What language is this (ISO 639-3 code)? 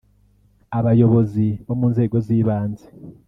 kin